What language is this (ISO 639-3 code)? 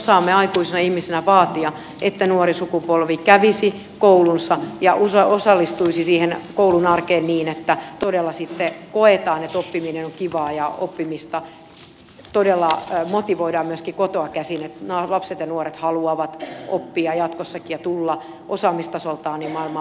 fin